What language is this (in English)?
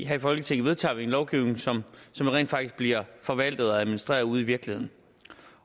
Danish